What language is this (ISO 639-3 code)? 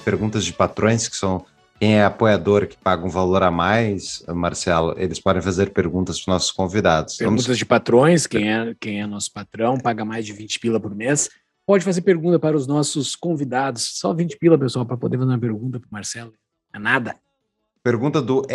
por